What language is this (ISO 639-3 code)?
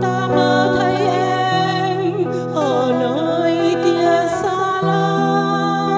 vie